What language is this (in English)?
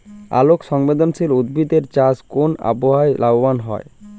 Bangla